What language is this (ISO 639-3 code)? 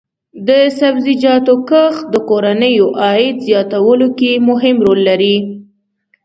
pus